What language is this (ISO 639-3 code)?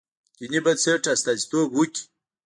pus